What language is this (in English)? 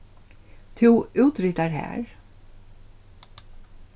Faroese